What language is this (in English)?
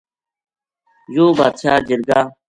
Gujari